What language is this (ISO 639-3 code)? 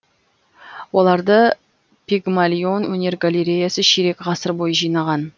kaz